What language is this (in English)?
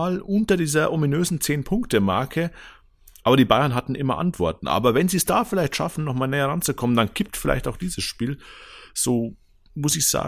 German